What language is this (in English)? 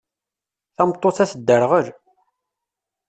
Kabyle